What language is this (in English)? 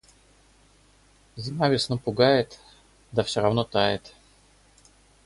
Russian